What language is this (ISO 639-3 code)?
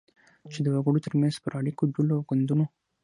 pus